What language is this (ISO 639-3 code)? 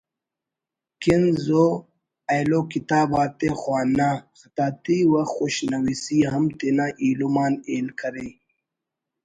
brh